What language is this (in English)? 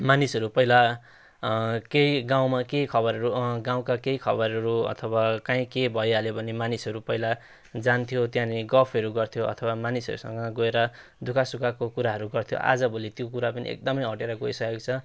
Nepali